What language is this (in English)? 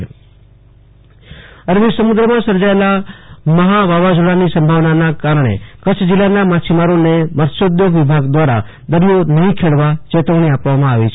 Gujarati